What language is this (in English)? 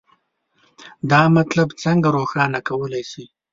Pashto